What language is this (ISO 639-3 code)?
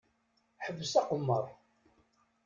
kab